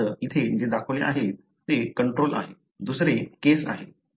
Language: Marathi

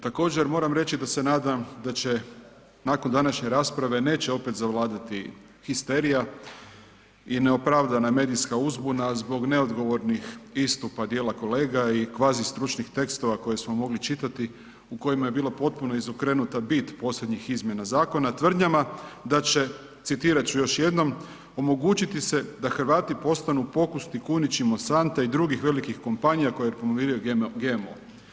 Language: Croatian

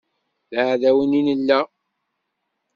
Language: Kabyle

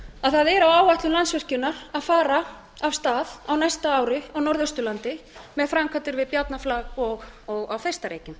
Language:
Icelandic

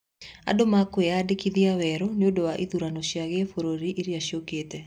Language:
Kikuyu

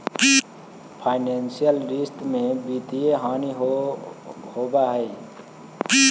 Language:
Magahi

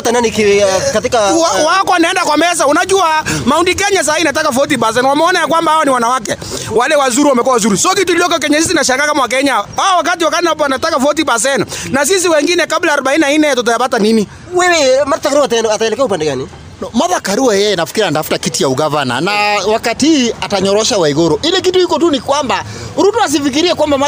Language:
Swahili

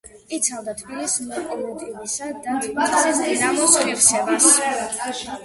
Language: Georgian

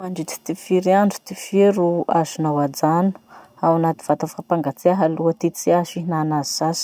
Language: Masikoro Malagasy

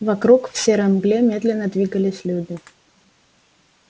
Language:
Russian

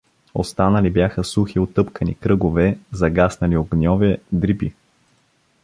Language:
Bulgarian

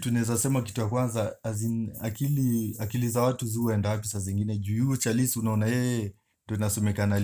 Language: Swahili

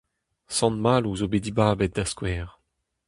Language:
Breton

